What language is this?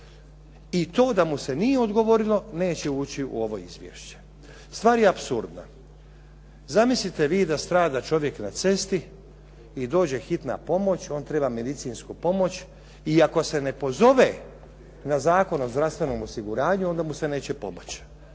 Croatian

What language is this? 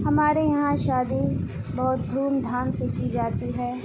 Urdu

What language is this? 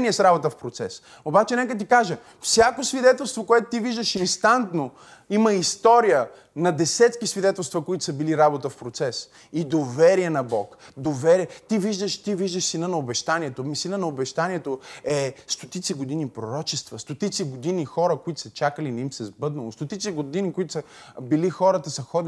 Bulgarian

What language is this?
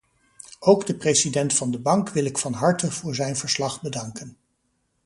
Dutch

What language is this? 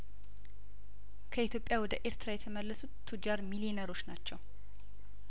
Amharic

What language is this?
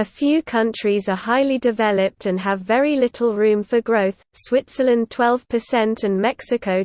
English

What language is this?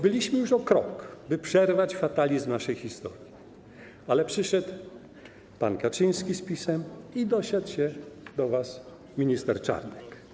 Polish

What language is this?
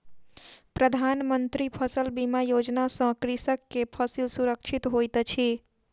Maithili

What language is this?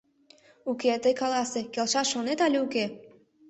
Mari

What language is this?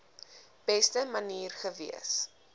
Afrikaans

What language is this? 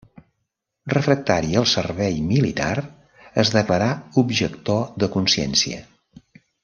Catalan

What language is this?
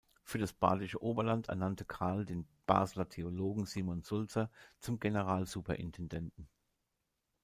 German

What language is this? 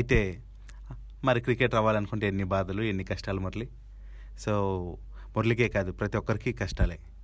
Telugu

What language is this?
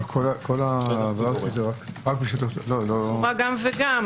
Hebrew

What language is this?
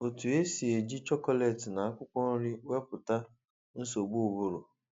Igbo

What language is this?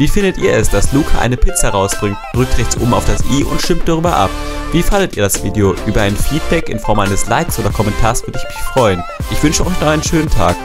German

